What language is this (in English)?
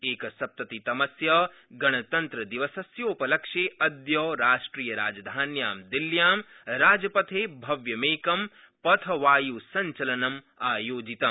Sanskrit